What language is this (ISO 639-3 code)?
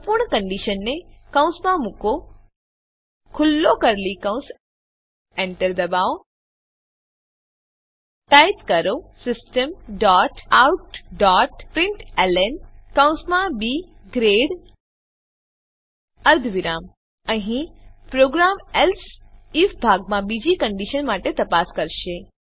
guj